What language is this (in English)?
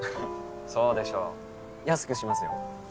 Japanese